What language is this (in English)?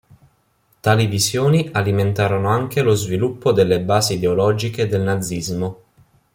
Italian